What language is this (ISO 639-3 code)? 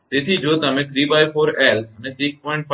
guj